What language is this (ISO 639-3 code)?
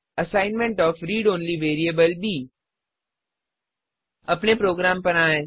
hin